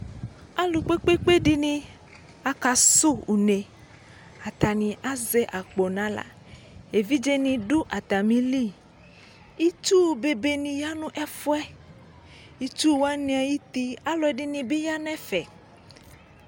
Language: Ikposo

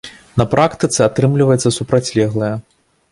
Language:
Belarusian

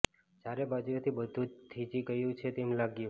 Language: Gujarati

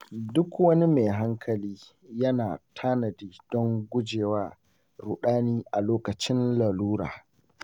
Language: Hausa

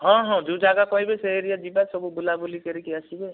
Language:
Odia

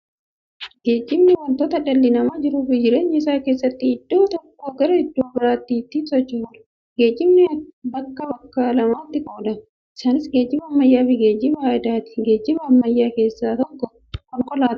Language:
Oromo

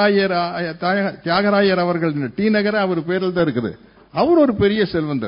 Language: Tamil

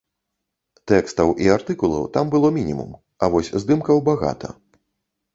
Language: Belarusian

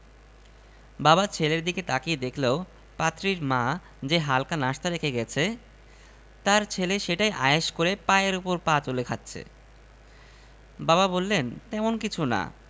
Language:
Bangla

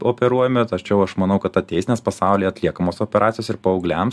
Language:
Lithuanian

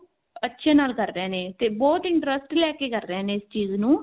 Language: Punjabi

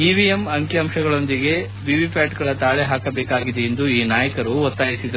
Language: Kannada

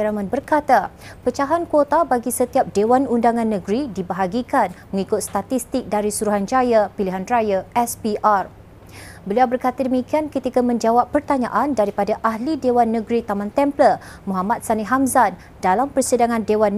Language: Malay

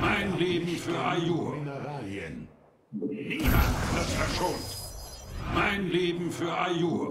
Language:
German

